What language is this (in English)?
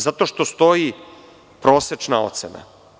Serbian